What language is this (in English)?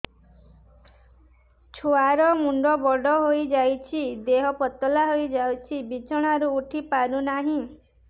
Odia